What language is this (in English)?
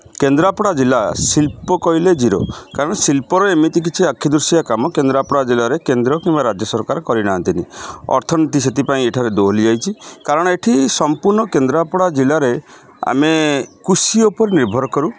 Odia